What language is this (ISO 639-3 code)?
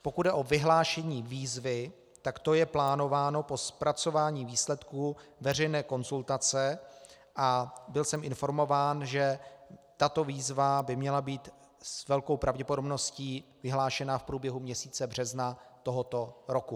ces